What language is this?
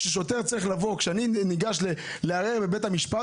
Hebrew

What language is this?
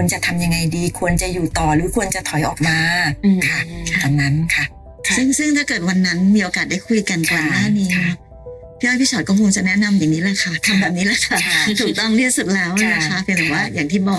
Thai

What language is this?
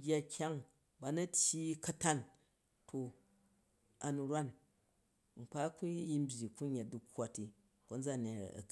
Jju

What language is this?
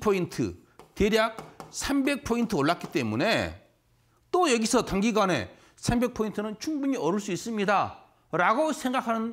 Korean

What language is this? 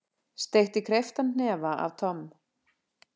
Icelandic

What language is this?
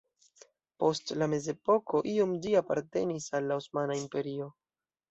Esperanto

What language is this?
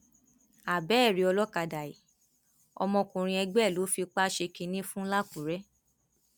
Yoruba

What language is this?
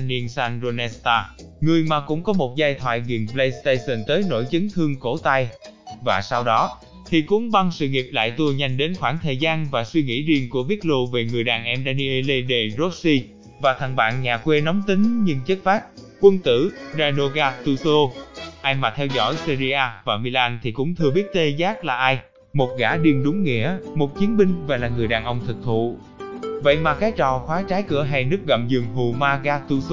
Vietnamese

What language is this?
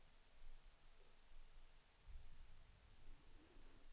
Swedish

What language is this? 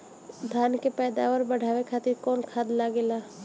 Bhojpuri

